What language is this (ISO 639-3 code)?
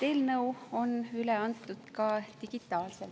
est